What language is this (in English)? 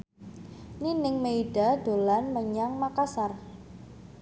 Javanese